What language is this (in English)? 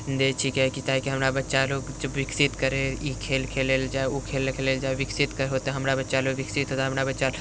Maithili